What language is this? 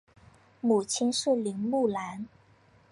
Chinese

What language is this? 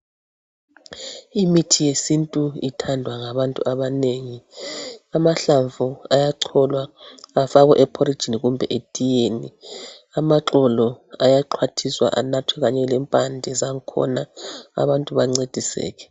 North Ndebele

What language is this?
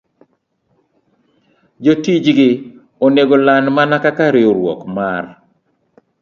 Luo (Kenya and Tanzania)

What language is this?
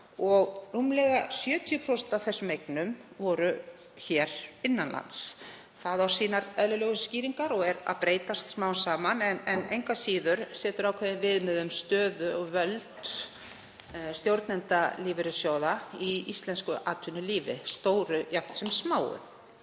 Icelandic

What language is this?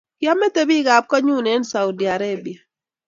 Kalenjin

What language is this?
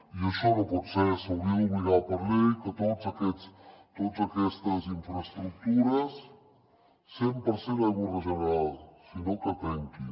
Catalan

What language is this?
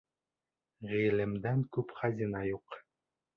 Bashkir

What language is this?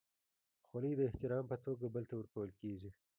Pashto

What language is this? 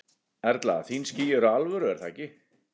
Icelandic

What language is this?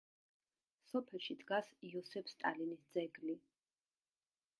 Georgian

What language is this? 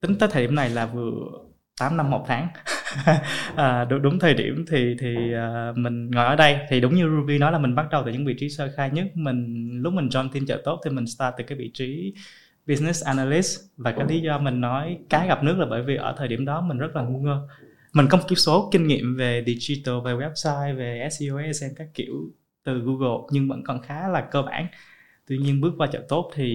Vietnamese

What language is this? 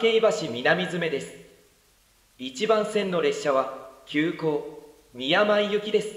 Japanese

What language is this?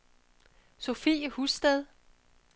Danish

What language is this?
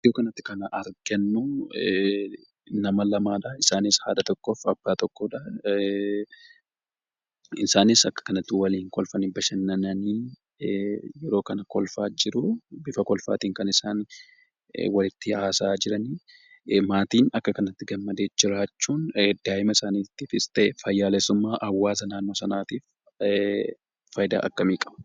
Oromo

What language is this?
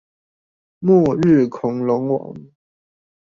Chinese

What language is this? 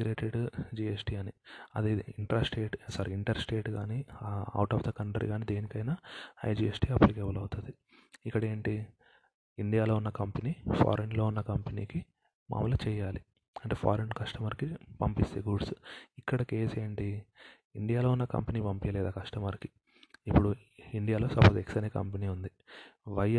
Telugu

